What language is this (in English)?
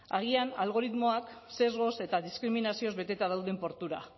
Basque